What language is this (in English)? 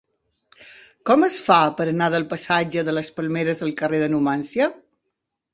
Catalan